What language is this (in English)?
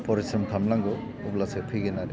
Bodo